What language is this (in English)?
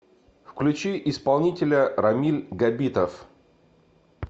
Russian